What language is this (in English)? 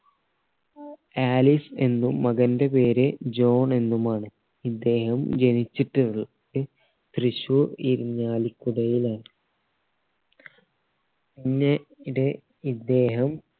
Malayalam